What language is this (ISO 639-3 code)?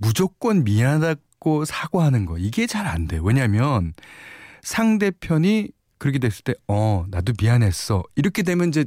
kor